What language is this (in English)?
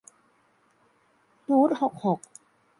Thai